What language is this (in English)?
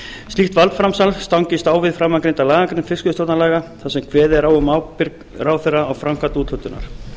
Icelandic